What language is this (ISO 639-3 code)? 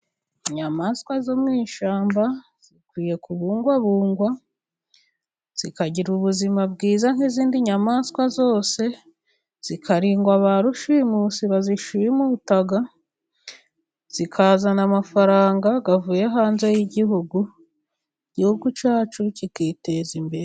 kin